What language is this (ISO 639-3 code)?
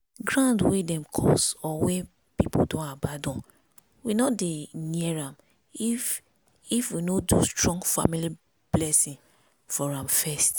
pcm